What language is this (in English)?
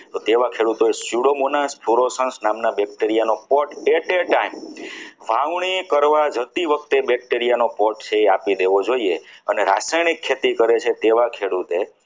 Gujarati